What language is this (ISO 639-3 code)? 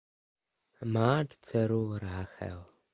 ces